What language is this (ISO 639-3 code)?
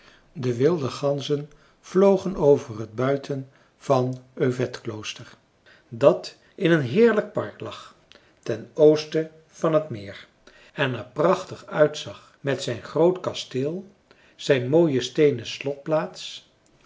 nld